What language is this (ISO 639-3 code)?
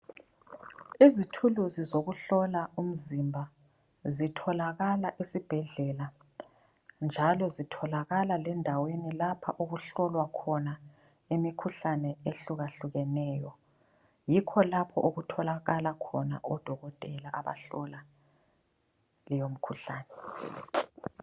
nde